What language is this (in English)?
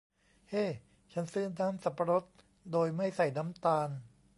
Thai